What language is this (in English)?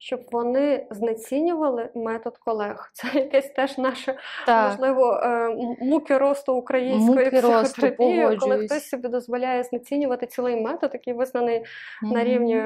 Ukrainian